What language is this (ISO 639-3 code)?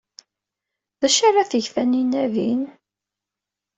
kab